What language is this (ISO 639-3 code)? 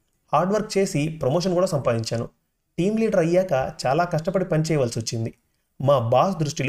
tel